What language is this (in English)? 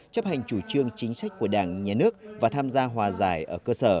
Vietnamese